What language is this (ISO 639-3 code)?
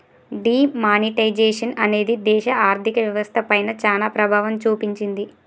tel